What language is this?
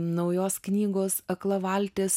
Lithuanian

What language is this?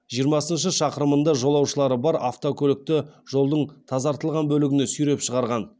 Kazakh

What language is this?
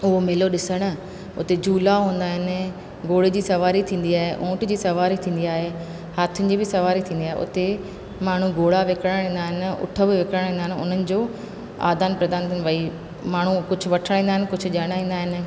Sindhi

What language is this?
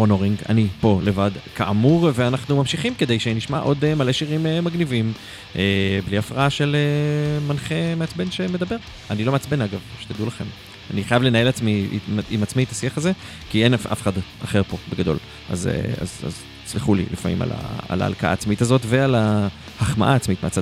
Hebrew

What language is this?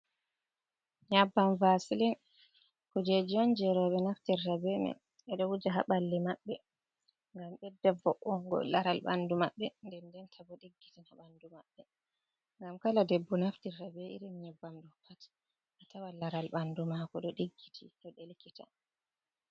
Fula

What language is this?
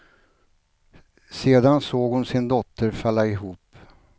Swedish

